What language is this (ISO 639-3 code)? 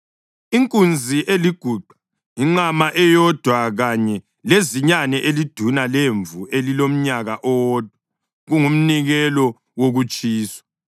nde